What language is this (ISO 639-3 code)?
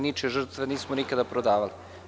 srp